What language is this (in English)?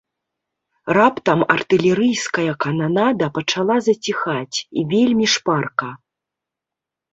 Belarusian